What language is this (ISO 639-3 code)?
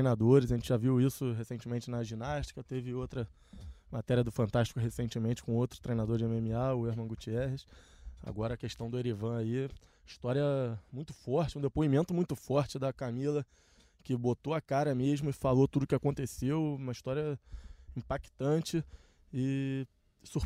por